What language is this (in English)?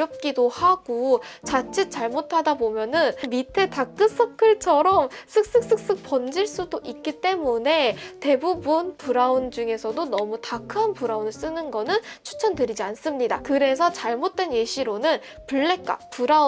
Korean